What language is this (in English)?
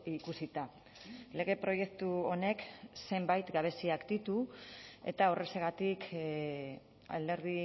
Basque